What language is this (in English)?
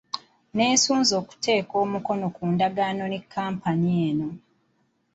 Ganda